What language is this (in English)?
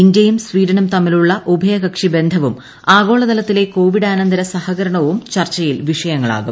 Malayalam